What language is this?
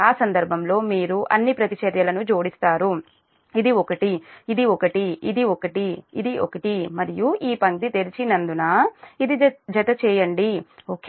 Telugu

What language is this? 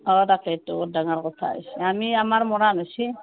Assamese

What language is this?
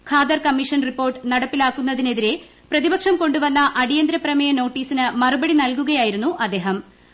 Malayalam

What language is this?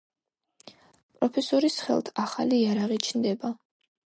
Georgian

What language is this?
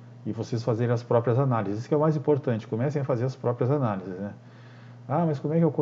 Portuguese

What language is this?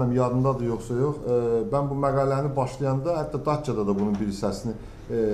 Turkish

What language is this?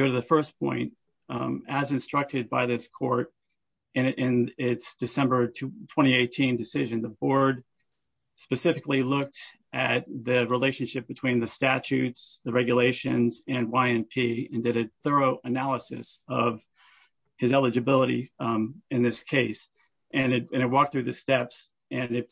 English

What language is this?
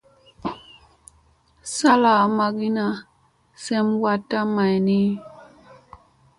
Musey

